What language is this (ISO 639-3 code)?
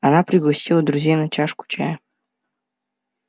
rus